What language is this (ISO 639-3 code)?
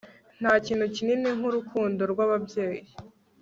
kin